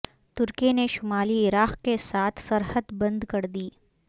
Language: Urdu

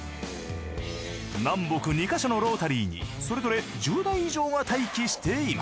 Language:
Japanese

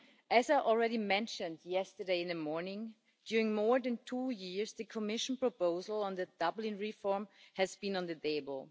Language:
English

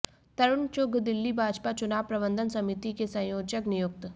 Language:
Hindi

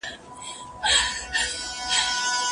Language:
Pashto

